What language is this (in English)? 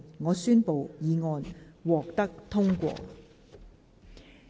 Cantonese